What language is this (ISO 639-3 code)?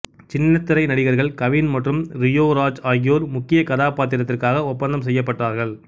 tam